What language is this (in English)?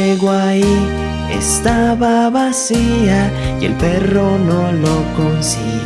Spanish